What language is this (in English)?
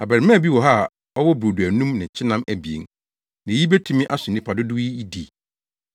Akan